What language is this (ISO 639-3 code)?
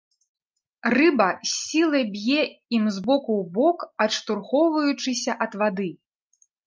bel